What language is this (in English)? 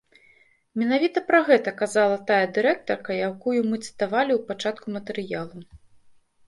Belarusian